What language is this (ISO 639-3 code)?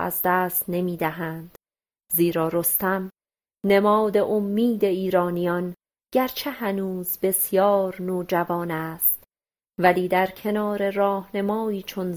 fas